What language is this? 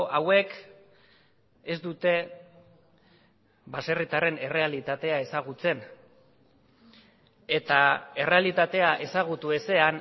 Basque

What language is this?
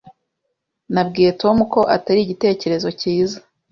Kinyarwanda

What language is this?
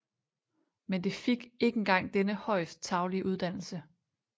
Danish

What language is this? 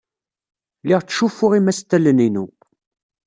Kabyle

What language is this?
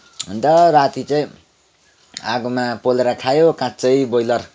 Nepali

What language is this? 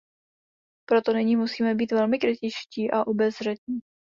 Czech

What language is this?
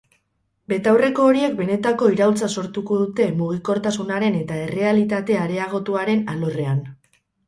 Basque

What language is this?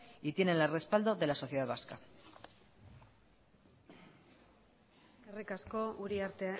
Spanish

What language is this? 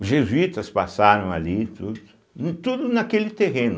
Portuguese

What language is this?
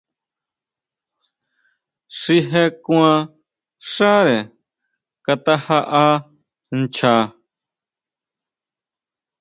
Huautla Mazatec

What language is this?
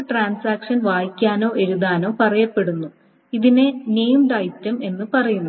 Malayalam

